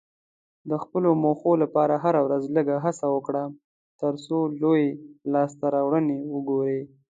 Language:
Pashto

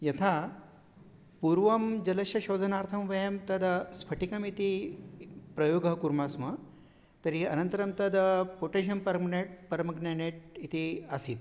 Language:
Sanskrit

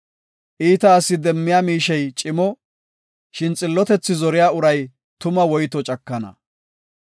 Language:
Gofa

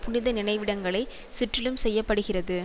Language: Tamil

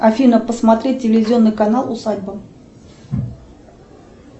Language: Russian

